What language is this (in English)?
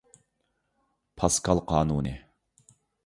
Uyghur